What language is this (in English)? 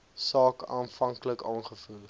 Afrikaans